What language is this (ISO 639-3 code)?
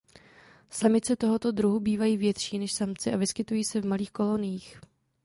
ces